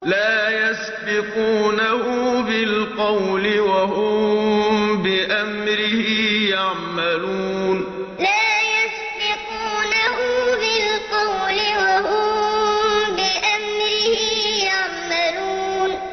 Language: Arabic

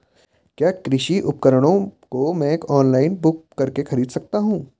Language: Hindi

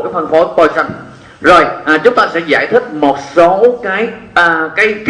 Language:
Vietnamese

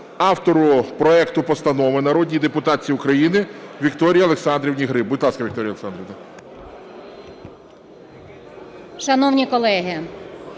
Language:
Ukrainian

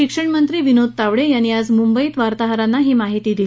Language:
Marathi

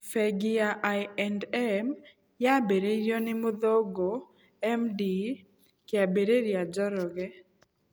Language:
Kikuyu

